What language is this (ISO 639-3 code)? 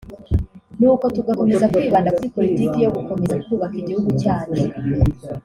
kin